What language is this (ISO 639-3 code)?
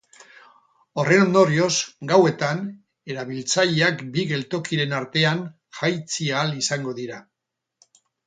eus